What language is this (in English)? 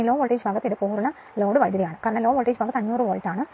Malayalam